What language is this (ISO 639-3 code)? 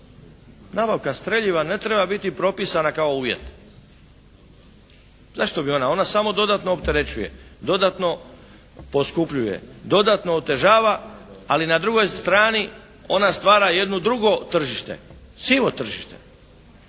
hrv